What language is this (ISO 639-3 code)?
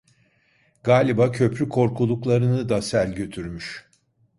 tur